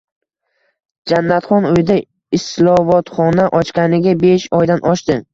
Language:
Uzbek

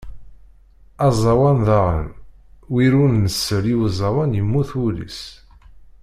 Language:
Kabyle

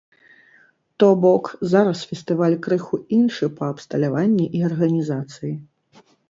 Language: Belarusian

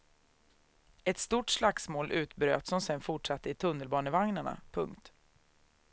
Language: Swedish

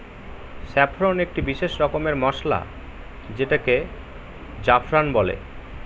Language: Bangla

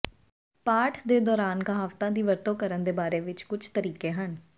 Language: Punjabi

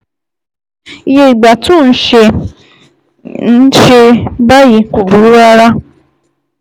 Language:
Yoruba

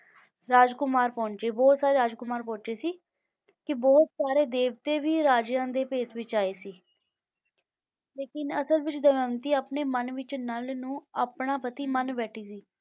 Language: Punjabi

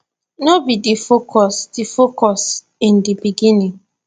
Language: Nigerian Pidgin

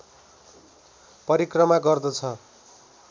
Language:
Nepali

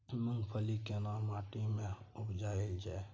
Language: Maithili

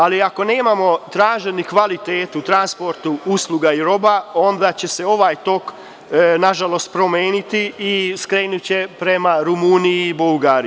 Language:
Serbian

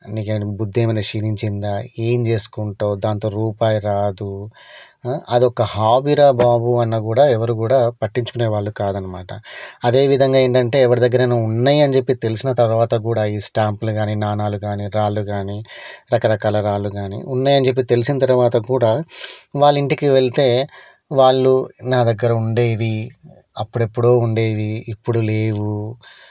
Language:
Telugu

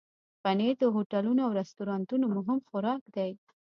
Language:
Pashto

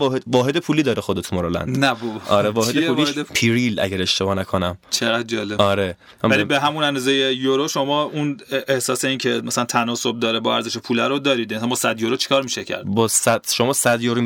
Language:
Persian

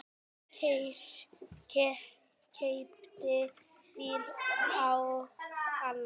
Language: Icelandic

